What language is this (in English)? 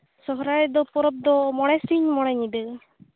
Santali